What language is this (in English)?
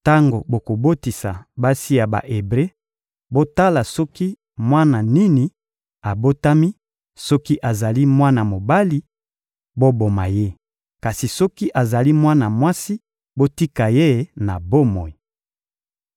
Lingala